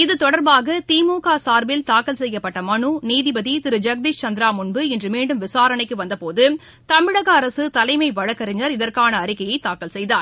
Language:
Tamil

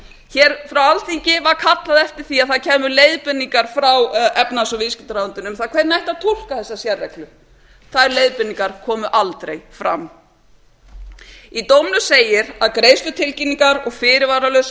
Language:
Icelandic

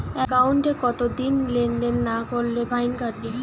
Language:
Bangla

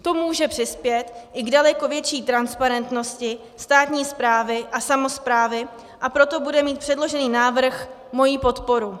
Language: Czech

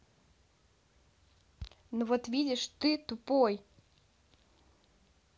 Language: Russian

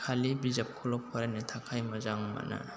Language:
Bodo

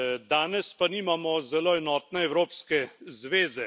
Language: Slovenian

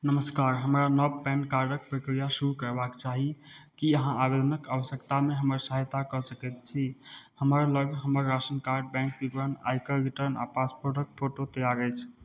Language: Maithili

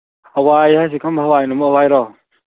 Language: Manipuri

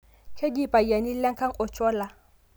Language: Masai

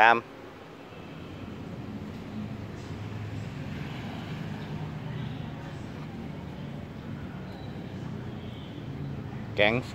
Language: Thai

